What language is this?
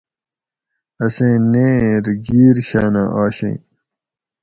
Gawri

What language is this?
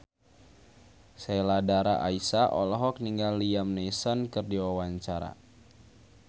Sundanese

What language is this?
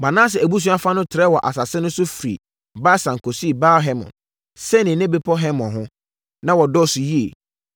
Akan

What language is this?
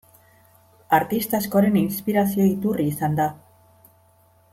Basque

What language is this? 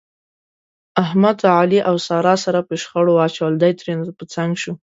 Pashto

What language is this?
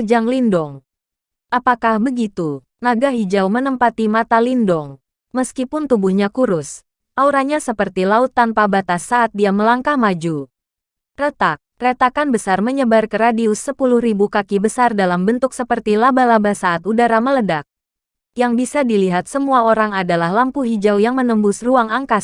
Indonesian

